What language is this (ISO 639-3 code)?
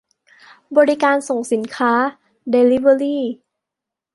tha